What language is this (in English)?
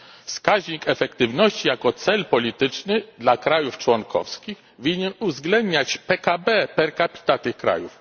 Polish